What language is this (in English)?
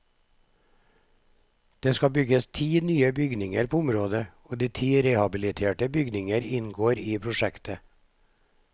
Norwegian